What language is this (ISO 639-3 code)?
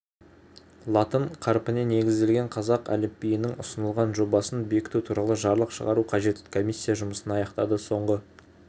kaz